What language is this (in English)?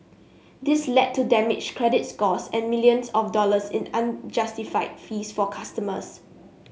English